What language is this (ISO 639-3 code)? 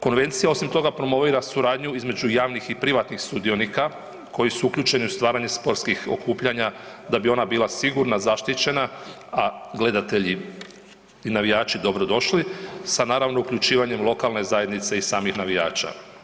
hrv